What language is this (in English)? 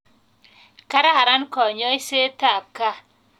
Kalenjin